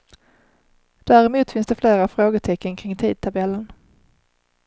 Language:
Swedish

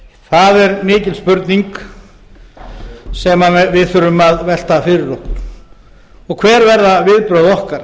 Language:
Icelandic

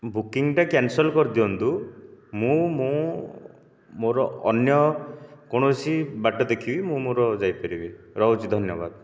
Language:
Odia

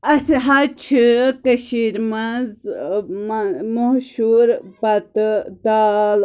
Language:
Kashmiri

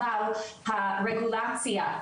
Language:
Hebrew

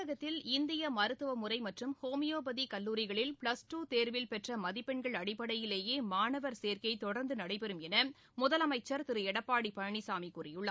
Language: Tamil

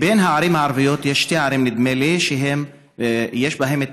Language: Hebrew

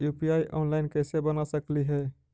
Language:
Magahi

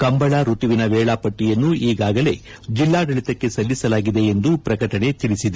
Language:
Kannada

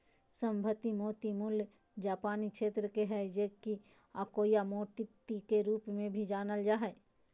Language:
Magahi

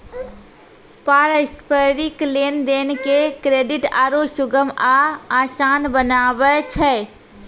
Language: Maithili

